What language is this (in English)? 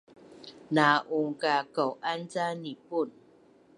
Bunun